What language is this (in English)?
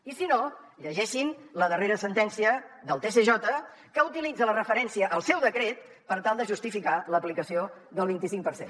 Catalan